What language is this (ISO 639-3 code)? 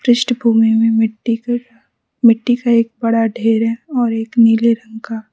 hin